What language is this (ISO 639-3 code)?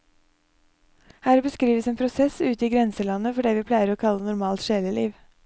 nor